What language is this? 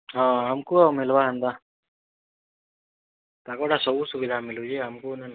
Odia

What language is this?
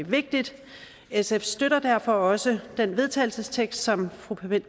Danish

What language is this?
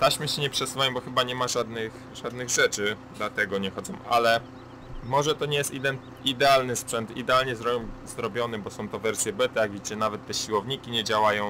Polish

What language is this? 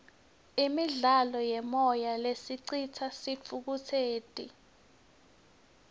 Swati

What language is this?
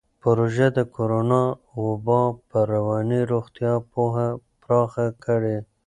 Pashto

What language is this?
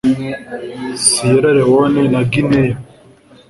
Kinyarwanda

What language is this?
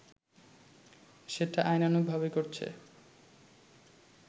Bangla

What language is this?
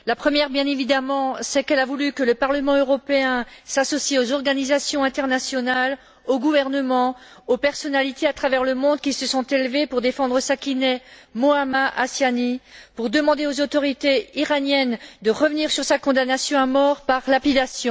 French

